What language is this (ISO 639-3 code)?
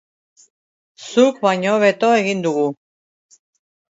eus